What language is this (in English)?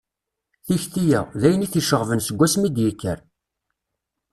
Kabyle